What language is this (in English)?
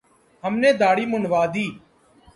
Urdu